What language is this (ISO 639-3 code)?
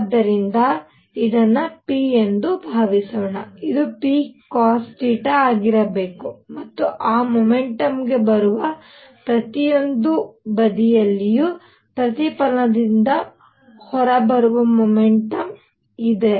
kan